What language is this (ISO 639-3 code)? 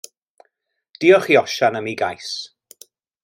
cym